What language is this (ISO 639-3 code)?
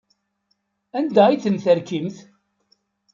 kab